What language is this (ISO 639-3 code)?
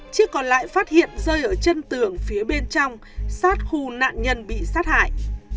vie